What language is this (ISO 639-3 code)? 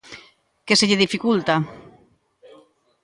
glg